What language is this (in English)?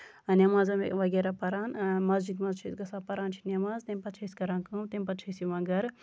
Kashmiri